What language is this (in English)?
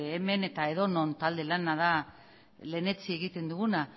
Basque